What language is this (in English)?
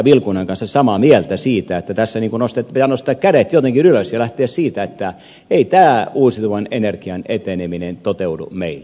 Finnish